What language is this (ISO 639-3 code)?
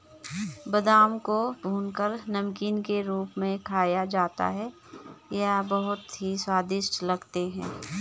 hin